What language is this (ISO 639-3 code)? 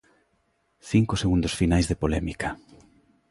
glg